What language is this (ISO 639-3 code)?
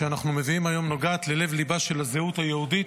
heb